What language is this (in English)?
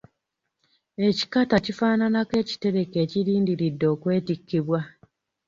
Ganda